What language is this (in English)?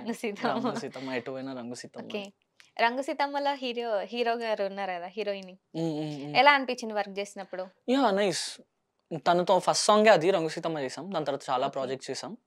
Telugu